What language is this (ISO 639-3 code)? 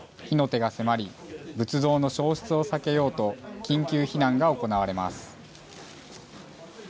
jpn